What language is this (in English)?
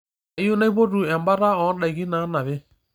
Masai